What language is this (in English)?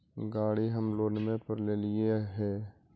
Magahi